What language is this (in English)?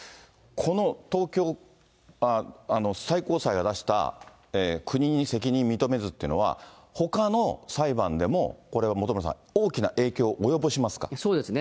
Japanese